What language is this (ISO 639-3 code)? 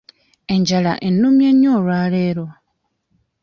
lug